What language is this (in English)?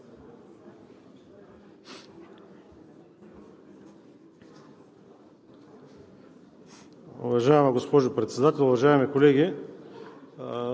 Bulgarian